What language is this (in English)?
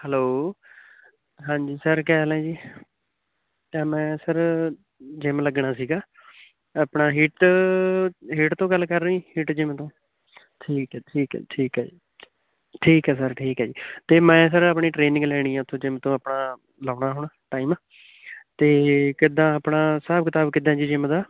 Punjabi